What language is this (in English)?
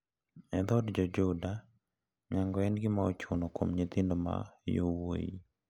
Luo (Kenya and Tanzania)